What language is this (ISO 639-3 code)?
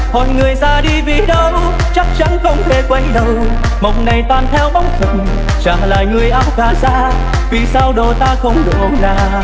vie